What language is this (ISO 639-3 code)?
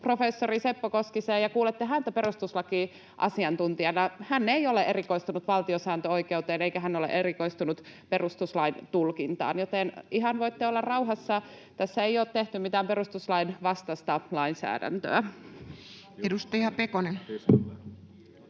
fin